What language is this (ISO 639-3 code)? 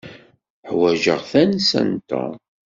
kab